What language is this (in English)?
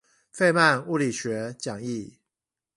Chinese